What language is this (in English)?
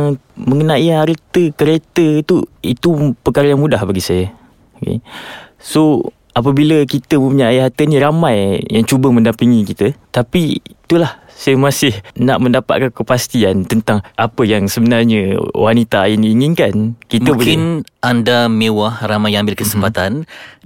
Malay